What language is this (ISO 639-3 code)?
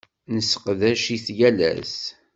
kab